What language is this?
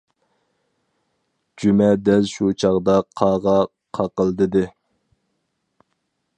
Uyghur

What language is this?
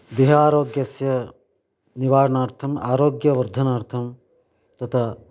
Sanskrit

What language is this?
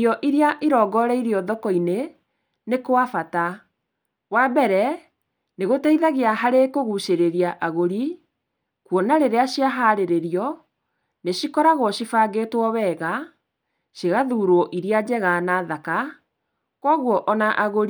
Kikuyu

